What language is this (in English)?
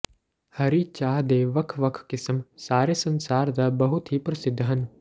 Punjabi